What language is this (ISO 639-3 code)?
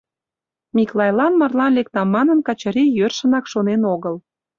chm